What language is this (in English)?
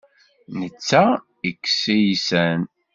Kabyle